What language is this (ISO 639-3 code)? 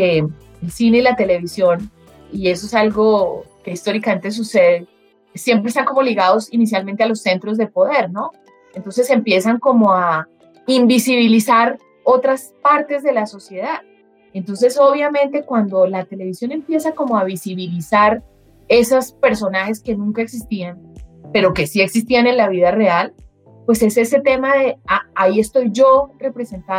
spa